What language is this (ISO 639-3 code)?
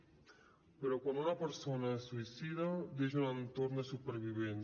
cat